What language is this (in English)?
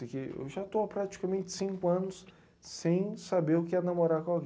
Portuguese